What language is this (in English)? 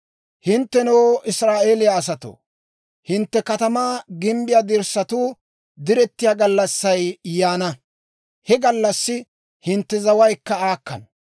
Dawro